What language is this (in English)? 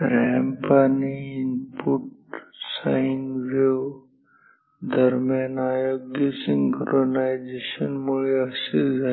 Marathi